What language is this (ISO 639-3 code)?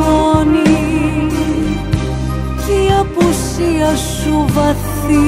ell